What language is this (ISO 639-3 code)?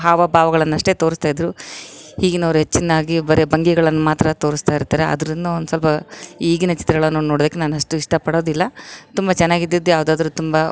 kan